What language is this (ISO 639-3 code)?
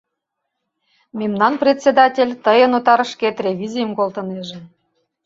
chm